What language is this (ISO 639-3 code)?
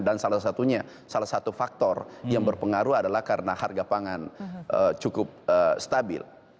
ind